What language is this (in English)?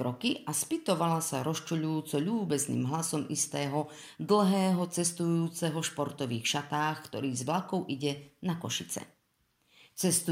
Slovak